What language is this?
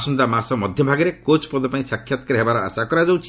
Odia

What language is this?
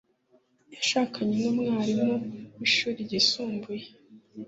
Kinyarwanda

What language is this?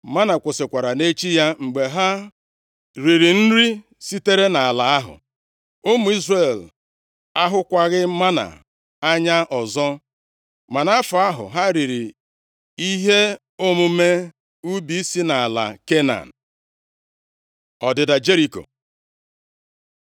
Igbo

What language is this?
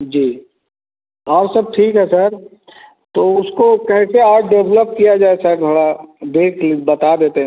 Hindi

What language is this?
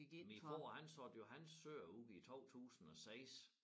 Danish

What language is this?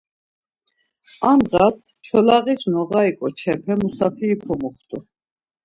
Laz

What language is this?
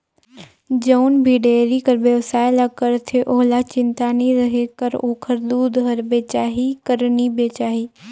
Chhattisgarhi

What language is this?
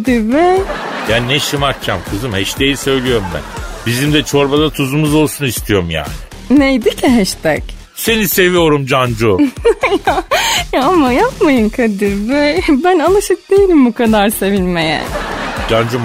Turkish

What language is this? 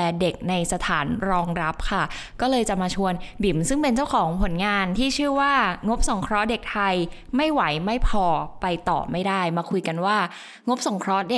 Thai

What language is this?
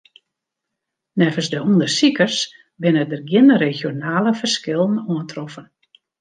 Western Frisian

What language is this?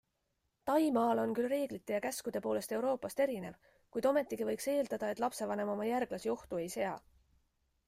Estonian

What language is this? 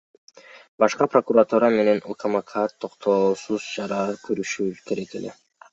Kyrgyz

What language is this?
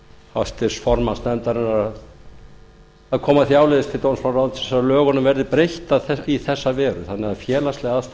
Icelandic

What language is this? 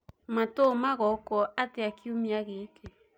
Kikuyu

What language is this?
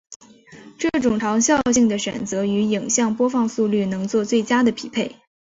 Chinese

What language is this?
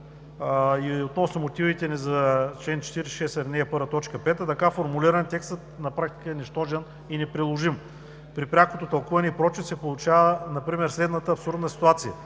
Bulgarian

